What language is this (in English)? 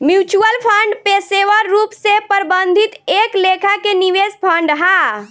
Bhojpuri